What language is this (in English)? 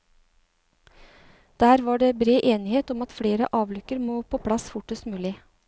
Norwegian